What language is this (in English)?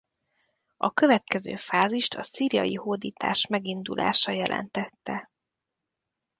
Hungarian